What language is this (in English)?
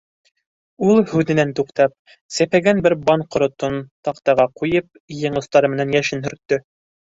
Bashkir